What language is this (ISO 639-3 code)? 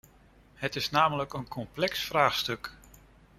nld